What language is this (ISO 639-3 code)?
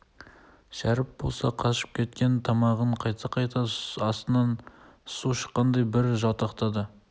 kaz